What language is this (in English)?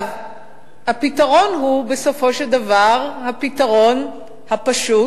Hebrew